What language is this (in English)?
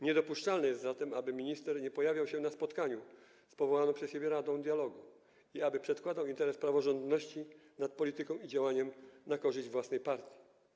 Polish